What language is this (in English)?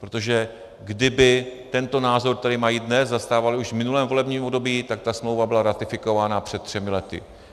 Czech